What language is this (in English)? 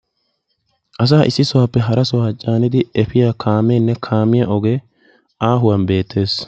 Wolaytta